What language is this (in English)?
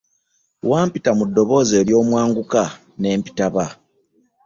Ganda